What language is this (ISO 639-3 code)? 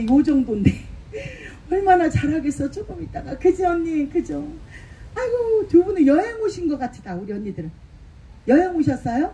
kor